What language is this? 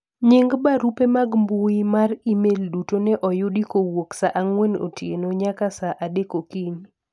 Luo (Kenya and Tanzania)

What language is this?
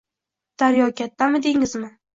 Uzbek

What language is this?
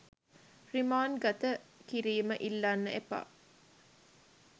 Sinhala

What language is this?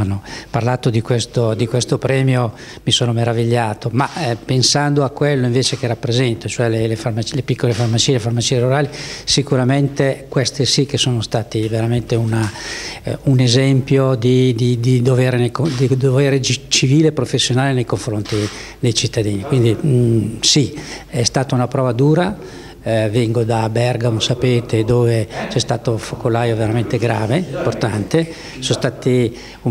Italian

